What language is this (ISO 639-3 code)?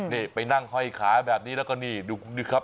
tha